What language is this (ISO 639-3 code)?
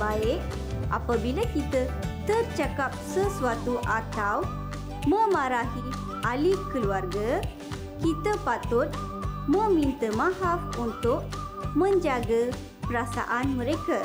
msa